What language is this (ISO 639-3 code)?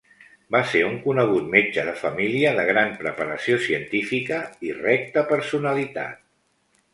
cat